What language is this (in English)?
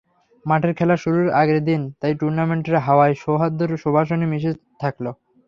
Bangla